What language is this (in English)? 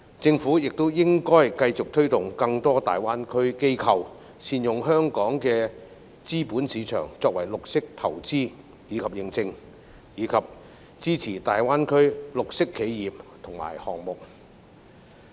Cantonese